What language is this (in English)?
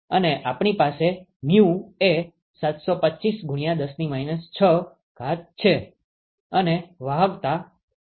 Gujarati